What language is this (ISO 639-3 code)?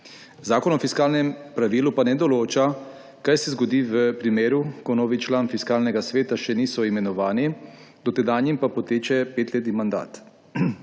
slv